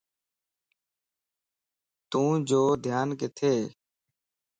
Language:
Lasi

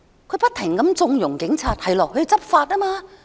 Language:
Cantonese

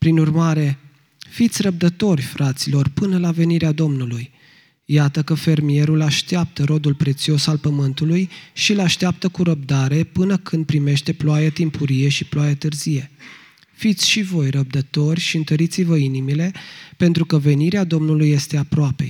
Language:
Romanian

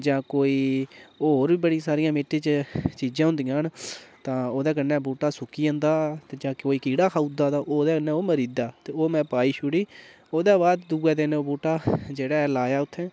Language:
Dogri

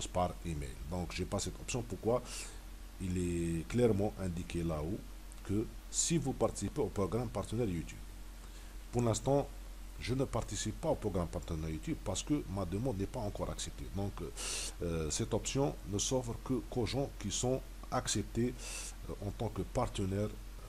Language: French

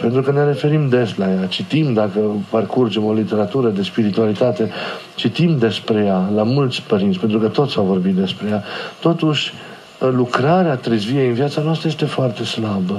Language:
Romanian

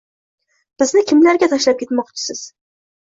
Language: Uzbek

